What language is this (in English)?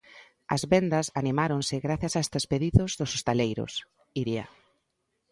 Galician